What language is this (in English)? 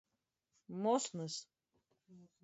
Latgalian